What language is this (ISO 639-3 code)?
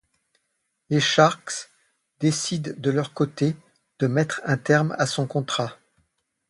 fra